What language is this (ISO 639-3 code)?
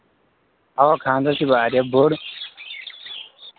kas